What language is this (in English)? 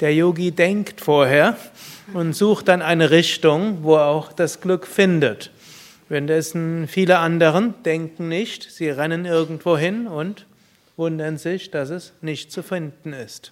German